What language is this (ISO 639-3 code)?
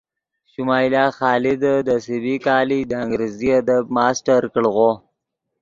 ydg